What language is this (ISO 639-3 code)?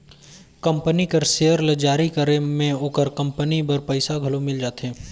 hne